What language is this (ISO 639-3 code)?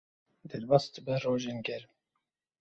kur